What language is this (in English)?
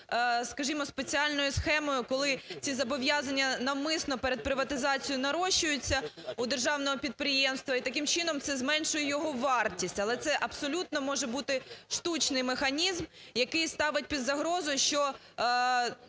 Ukrainian